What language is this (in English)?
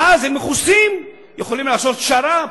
Hebrew